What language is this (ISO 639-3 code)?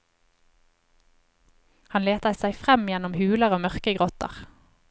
nor